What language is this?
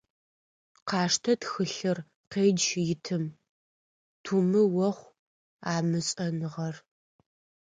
Adyghe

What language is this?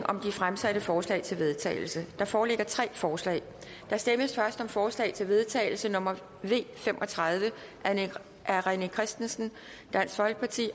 Danish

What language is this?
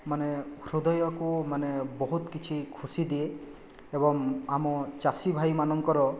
Odia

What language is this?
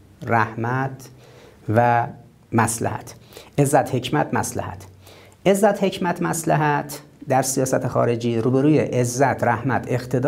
Persian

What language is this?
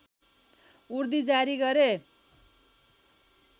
Nepali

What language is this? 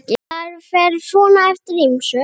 Icelandic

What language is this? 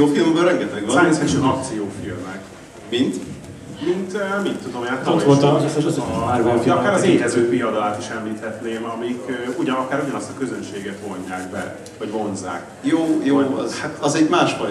Hungarian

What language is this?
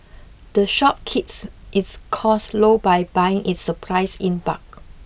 English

